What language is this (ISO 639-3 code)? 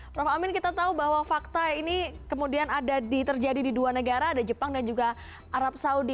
ind